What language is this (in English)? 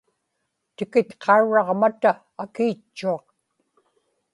Inupiaq